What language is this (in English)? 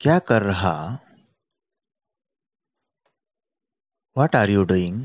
Marathi